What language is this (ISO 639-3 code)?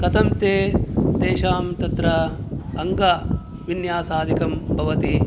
san